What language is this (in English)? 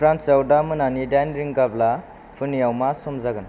Bodo